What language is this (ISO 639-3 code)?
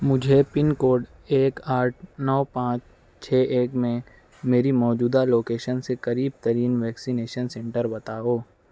urd